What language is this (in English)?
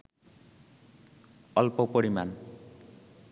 Bangla